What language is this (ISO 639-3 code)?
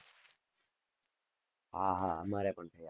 guj